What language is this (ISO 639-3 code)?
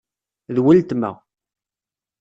kab